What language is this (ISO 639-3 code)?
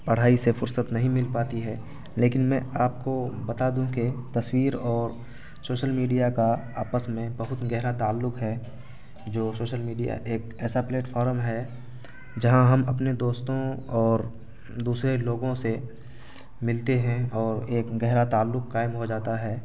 urd